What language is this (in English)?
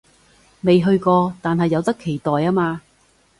Cantonese